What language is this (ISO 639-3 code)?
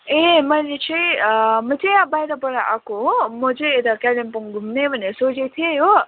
nep